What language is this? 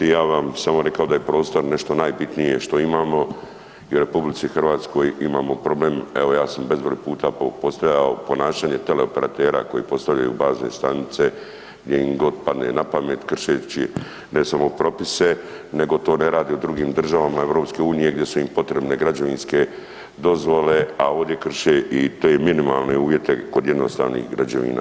Croatian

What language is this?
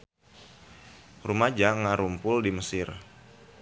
Sundanese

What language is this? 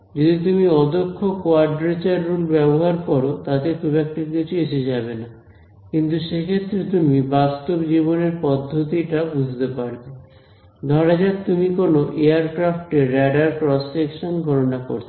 Bangla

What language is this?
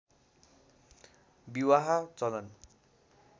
Nepali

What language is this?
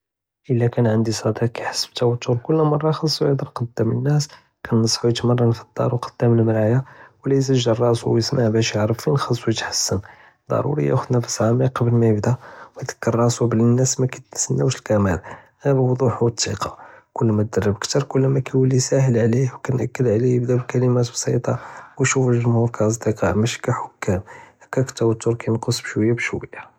Judeo-Arabic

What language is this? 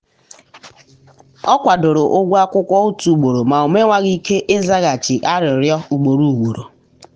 Igbo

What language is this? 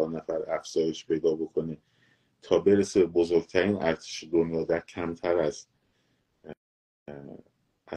Persian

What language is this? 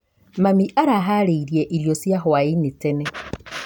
Kikuyu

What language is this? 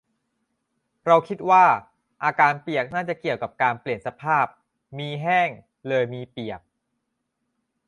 Thai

